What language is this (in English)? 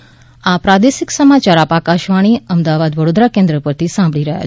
Gujarati